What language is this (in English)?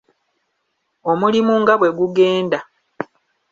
Ganda